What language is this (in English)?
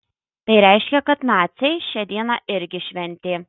Lithuanian